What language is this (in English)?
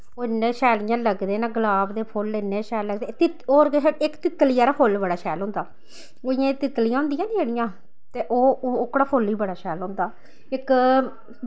Dogri